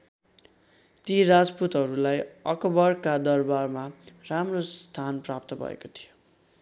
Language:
Nepali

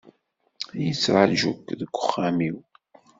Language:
Kabyle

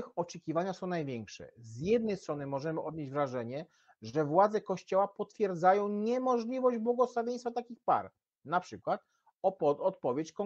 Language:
Polish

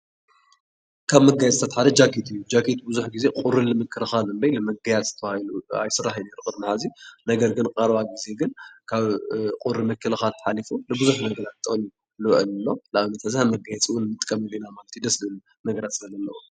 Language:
Tigrinya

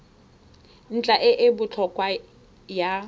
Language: Tswana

